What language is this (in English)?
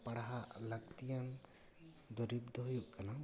Santali